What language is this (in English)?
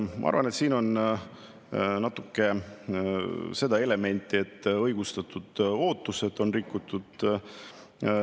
Estonian